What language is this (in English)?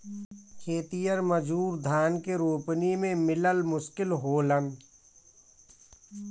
Bhojpuri